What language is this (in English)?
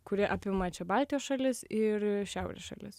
Lithuanian